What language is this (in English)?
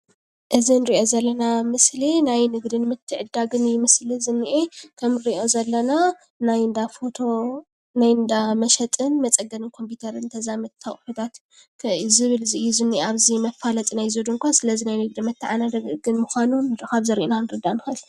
Tigrinya